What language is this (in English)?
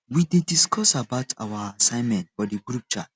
Nigerian Pidgin